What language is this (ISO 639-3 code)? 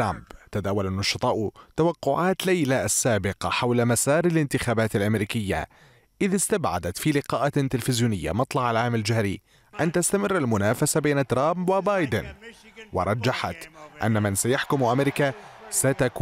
ara